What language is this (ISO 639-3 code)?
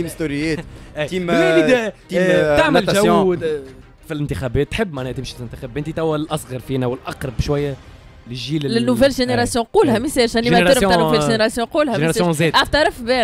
ara